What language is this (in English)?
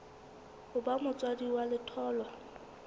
Southern Sotho